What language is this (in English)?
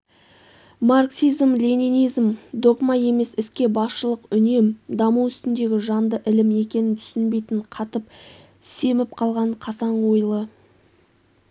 Kazakh